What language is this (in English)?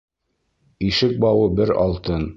Bashkir